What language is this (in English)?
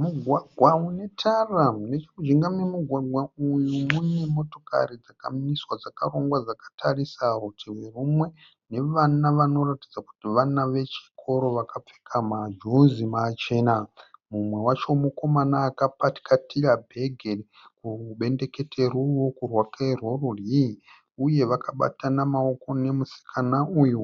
Shona